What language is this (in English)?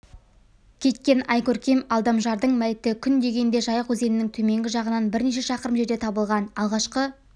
Kazakh